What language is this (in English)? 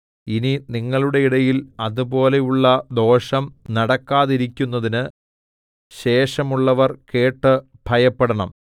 Malayalam